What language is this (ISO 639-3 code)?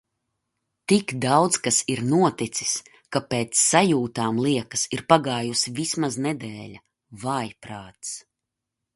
lav